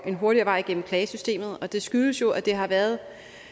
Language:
Danish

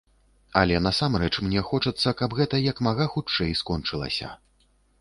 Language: Belarusian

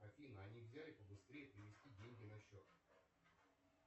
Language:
Russian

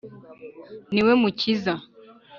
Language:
Kinyarwanda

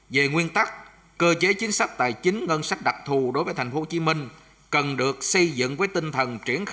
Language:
Vietnamese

